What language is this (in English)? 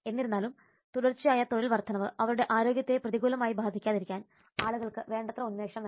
Malayalam